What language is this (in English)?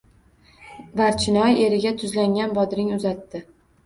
Uzbek